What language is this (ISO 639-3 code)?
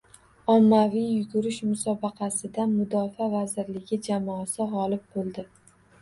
uzb